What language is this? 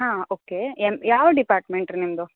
Kannada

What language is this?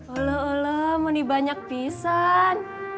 Indonesian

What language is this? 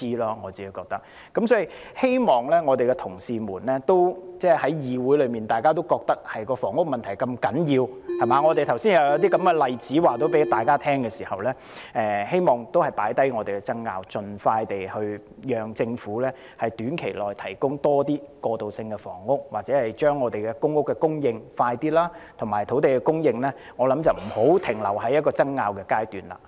Cantonese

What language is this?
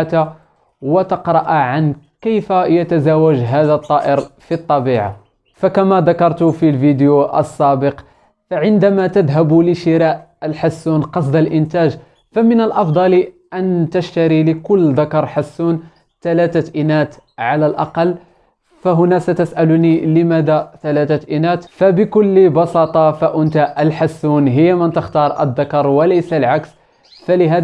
Arabic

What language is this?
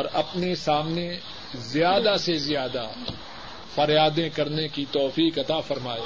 Urdu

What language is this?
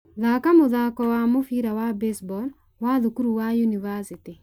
Kikuyu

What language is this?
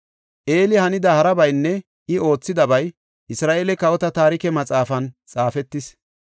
Gofa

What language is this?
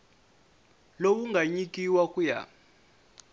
Tsonga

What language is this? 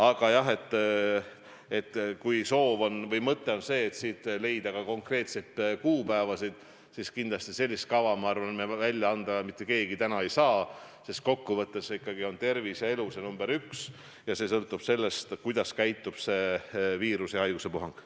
Estonian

